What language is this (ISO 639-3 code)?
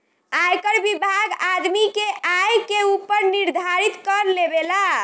bho